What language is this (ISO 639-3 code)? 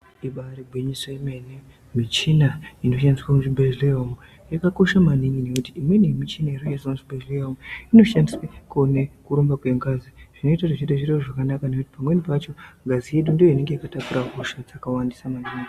ndc